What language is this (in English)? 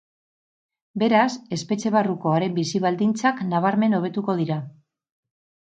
Basque